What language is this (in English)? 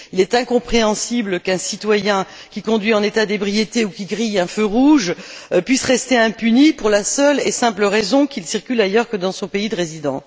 French